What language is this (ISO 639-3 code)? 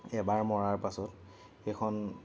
asm